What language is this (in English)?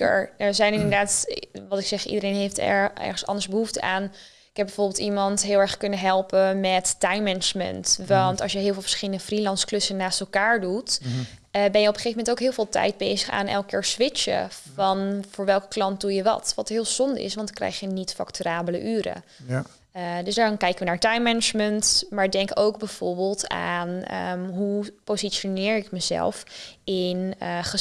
Dutch